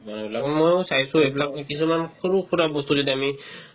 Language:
Assamese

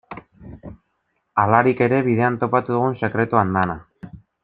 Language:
Basque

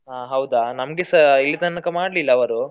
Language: Kannada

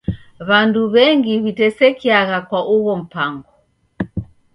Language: Taita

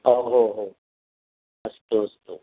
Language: Sanskrit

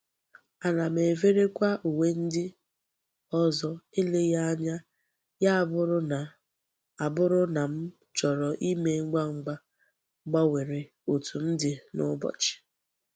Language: Igbo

